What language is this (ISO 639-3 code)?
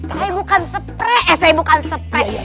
ind